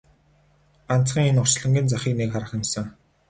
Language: Mongolian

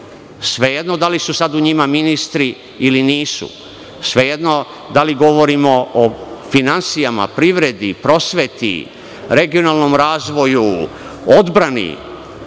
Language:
Serbian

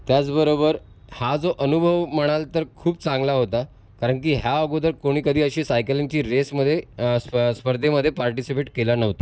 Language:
Marathi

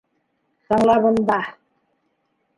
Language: Bashkir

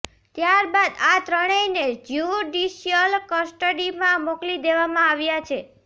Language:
Gujarati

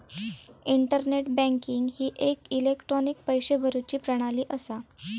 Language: Marathi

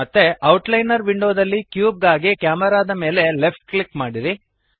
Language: Kannada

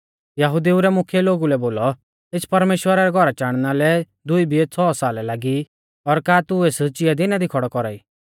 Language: Mahasu Pahari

